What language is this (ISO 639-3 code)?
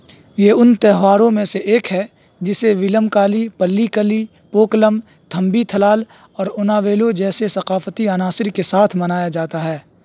urd